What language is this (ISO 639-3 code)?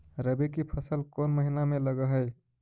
mag